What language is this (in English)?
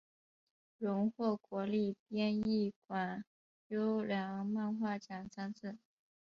Chinese